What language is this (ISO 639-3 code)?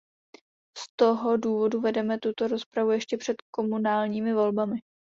ces